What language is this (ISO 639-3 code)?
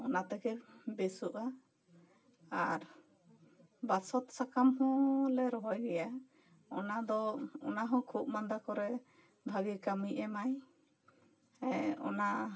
sat